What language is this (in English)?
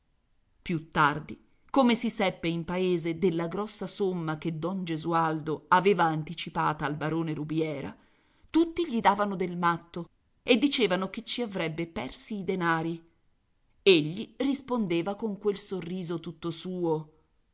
Italian